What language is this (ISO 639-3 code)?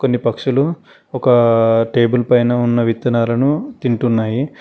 tel